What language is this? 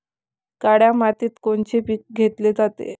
Marathi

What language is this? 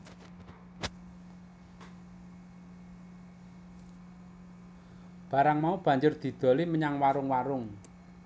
Javanese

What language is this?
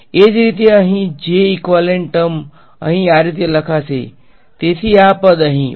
Gujarati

